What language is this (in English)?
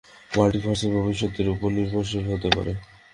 Bangla